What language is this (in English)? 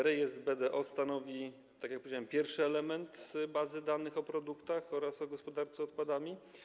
Polish